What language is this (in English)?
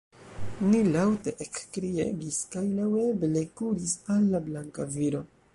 Esperanto